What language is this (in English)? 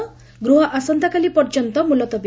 Odia